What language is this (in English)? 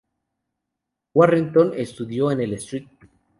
Spanish